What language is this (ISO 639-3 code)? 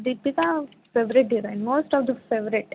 mar